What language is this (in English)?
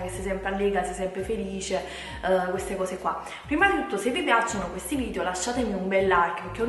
Italian